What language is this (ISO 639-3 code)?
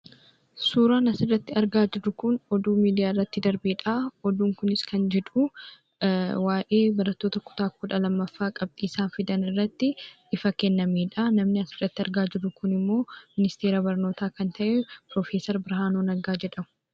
orm